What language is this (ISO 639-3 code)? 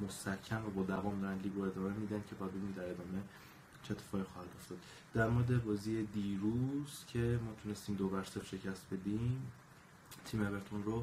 fas